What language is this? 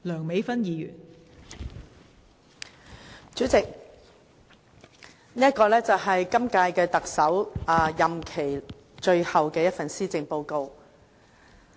Cantonese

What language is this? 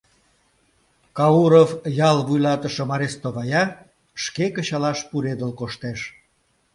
Mari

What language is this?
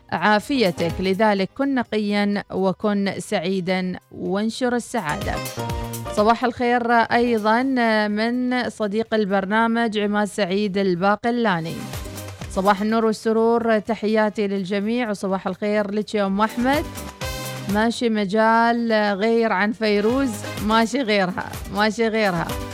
Arabic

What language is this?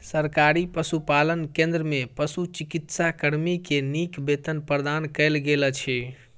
Maithili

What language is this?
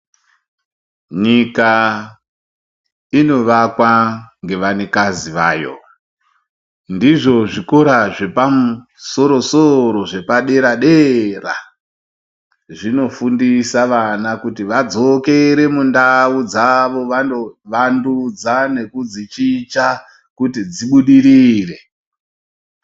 Ndau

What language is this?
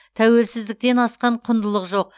Kazakh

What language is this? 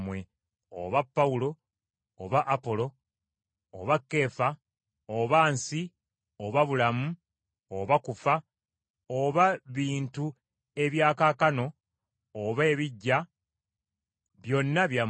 Ganda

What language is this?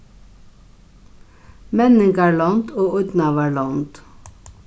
Faroese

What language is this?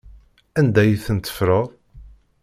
Kabyle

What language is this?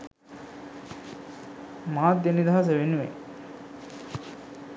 Sinhala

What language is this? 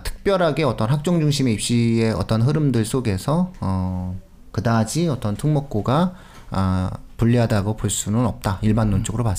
Korean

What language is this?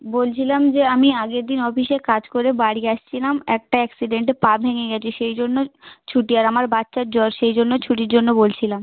Bangla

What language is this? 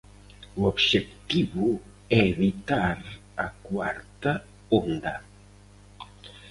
Galician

